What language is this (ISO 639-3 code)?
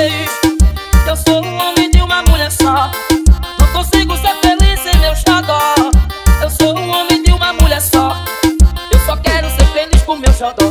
ron